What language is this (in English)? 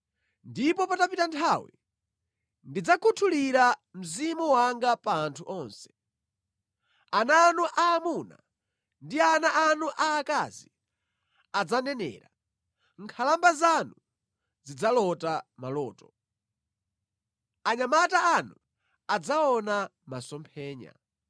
Nyanja